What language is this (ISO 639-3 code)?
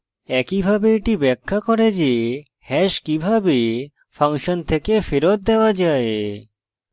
ben